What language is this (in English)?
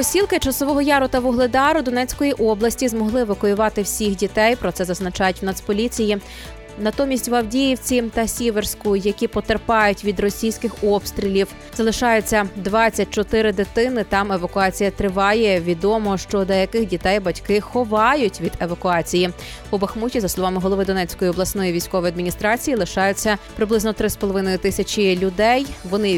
Ukrainian